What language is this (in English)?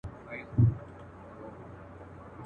Pashto